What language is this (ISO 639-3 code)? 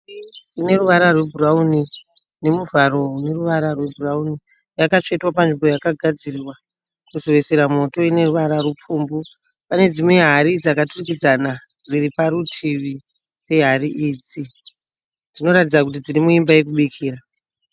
sna